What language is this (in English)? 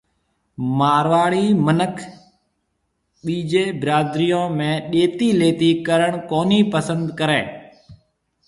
Marwari (Pakistan)